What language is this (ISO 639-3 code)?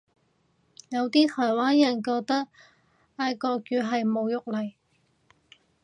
yue